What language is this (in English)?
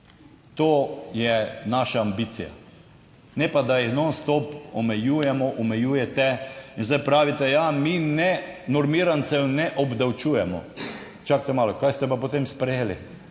Slovenian